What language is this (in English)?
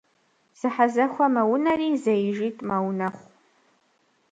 Kabardian